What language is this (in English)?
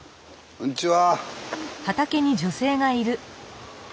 Japanese